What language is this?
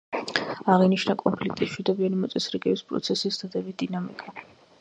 Georgian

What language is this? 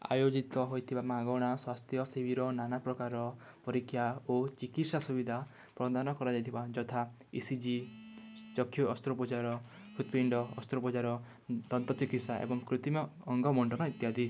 Odia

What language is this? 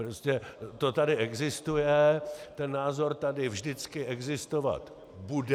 Czech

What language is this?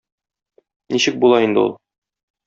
Tatar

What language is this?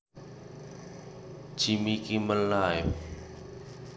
Javanese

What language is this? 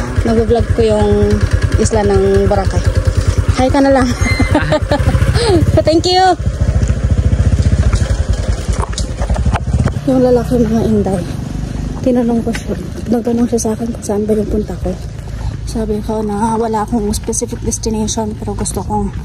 Filipino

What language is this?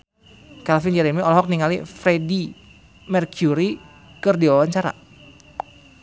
Sundanese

